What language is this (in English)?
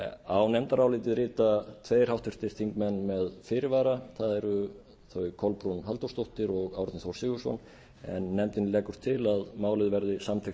Icelandic